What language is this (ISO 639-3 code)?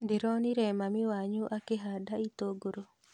kik